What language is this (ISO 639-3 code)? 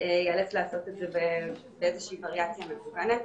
heb